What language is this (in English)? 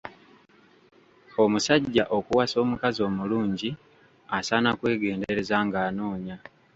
Ganda